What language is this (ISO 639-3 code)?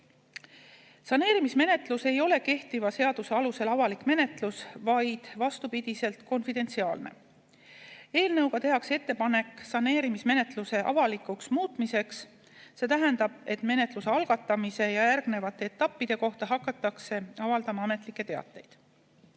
est